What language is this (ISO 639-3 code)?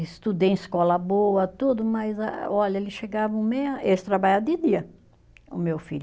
por